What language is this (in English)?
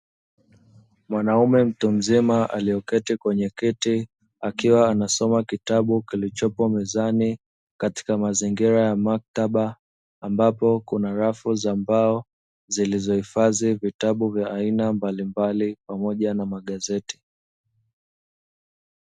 Swahili